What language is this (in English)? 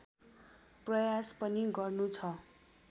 Nepali